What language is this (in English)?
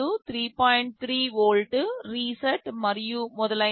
Telugu